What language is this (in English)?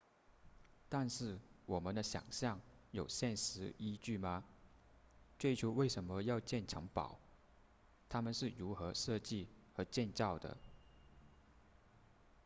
Chinese